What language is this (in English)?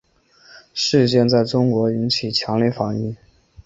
Chinese